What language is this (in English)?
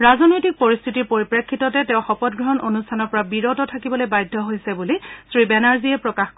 Assamese